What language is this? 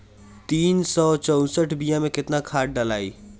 Bhojpuri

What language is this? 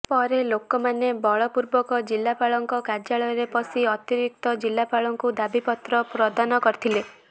Odia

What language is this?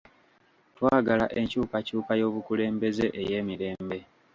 Ganda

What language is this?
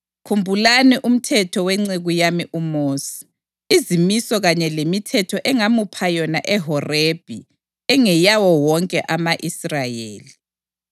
North Ndebele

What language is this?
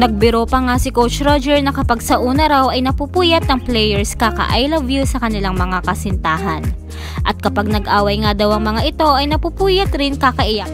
Filipino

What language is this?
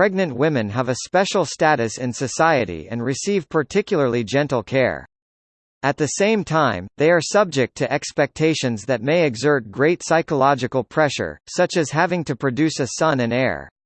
English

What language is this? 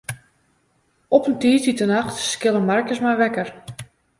Western Frisian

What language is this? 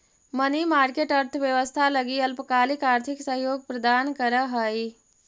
Magahi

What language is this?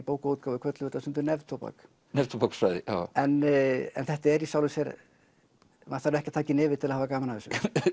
Icelandic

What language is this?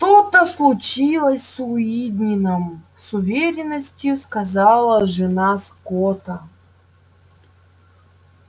Russian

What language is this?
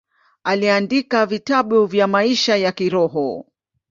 Swahili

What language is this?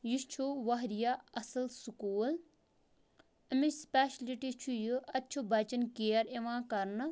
Kashmiri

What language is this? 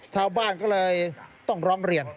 Thai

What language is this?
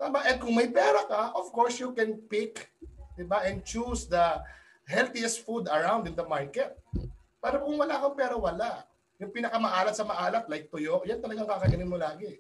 Filipino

